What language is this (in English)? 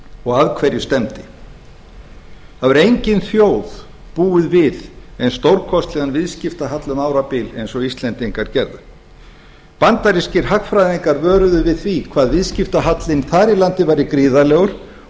Icelandic